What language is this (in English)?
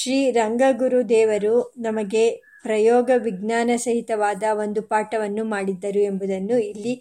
Kannada